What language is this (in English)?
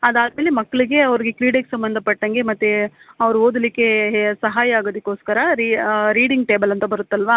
Kannada